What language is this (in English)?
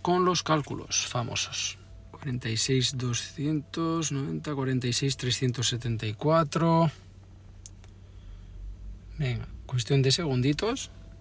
Spanish